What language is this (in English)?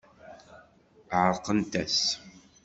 Kabyle